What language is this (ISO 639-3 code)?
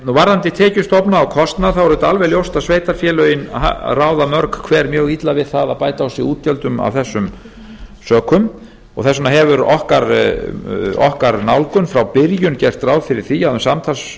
isl